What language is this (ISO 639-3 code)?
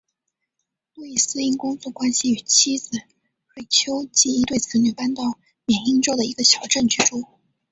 zho